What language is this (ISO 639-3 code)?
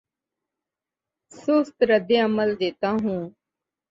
urd